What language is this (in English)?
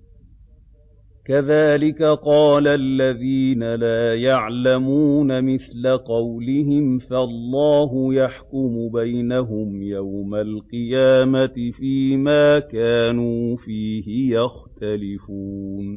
Arabic